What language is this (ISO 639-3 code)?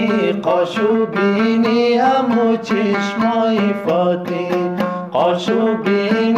fas